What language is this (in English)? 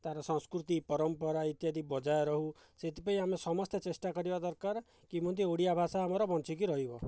Odia